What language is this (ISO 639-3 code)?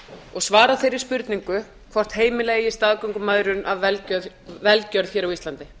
isl